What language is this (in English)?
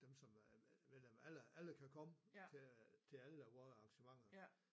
Danish